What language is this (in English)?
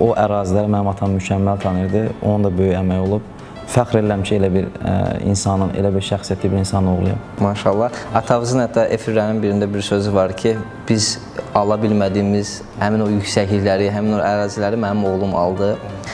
Turkish